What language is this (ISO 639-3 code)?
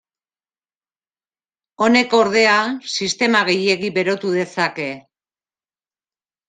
eus